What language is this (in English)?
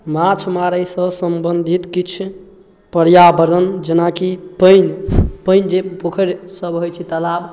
Maithili